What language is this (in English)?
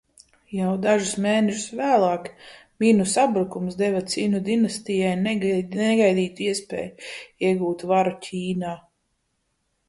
Latvian